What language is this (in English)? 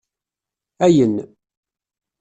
Kabyle